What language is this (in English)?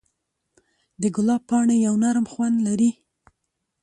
Pashto